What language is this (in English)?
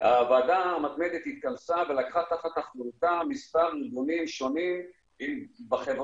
Hebrew